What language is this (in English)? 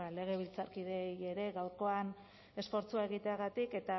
Basque